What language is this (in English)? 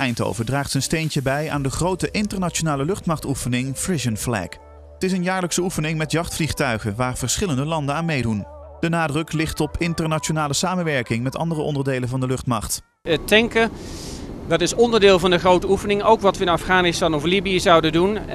Dutch